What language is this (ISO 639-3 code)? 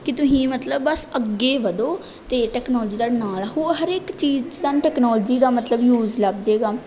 pan